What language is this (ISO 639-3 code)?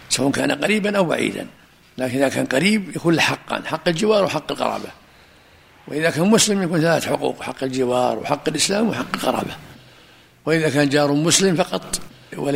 ara